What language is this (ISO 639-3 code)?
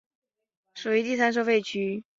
zho